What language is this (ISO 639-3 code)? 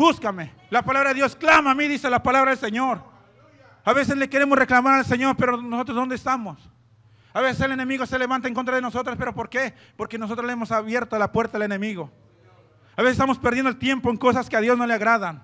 spa